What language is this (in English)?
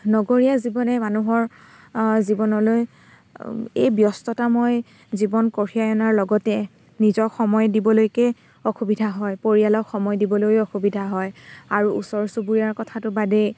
Assamese